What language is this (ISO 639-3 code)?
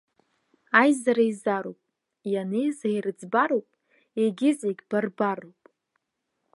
abk